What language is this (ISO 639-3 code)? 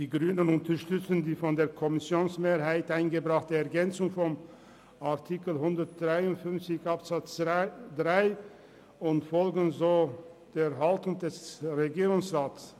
gsw